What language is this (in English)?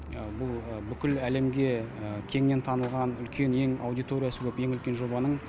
Kazakh